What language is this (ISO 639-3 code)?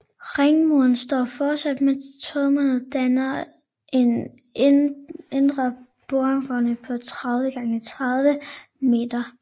dan